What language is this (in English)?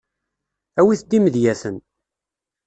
Kabyle